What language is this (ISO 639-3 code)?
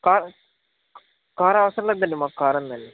tel